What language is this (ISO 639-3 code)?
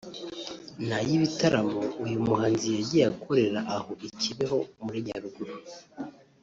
kin